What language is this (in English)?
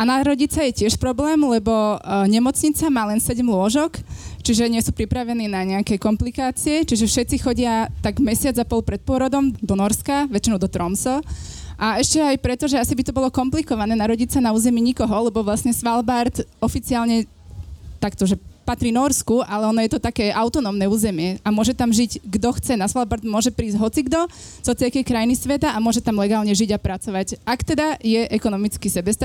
Slovak